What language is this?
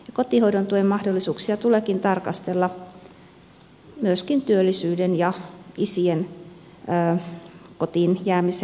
Finnish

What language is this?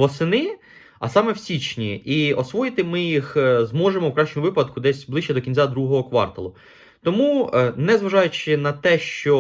Ukrainian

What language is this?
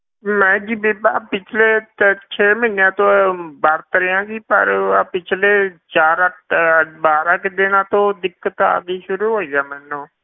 Punjabi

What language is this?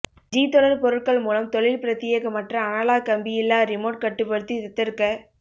Tamil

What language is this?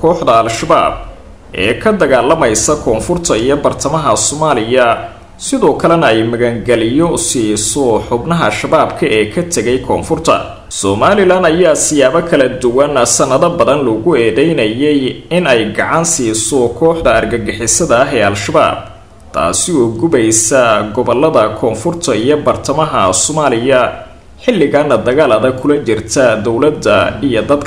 Arabic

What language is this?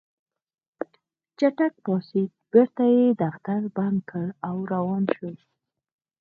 Pashto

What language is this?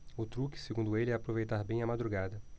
Portuguese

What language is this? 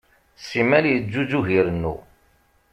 Kabyle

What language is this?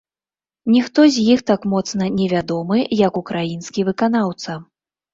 Belarusian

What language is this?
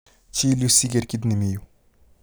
Kalenjin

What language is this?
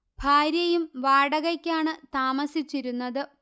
Malayalam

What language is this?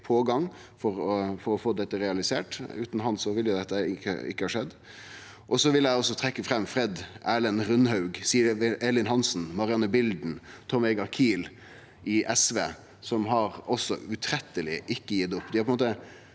Norwegian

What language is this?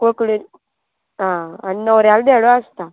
Konkani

